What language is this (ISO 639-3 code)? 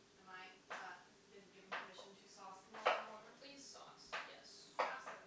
eng